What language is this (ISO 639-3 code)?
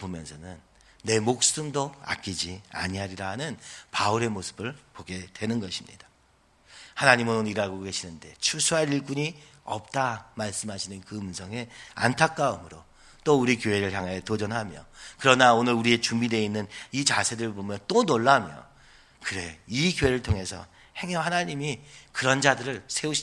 kor